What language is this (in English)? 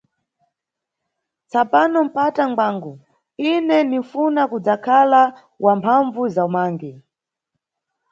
Nyungwe